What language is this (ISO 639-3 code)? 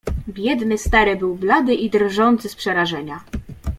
pol